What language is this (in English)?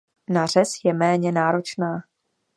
Czech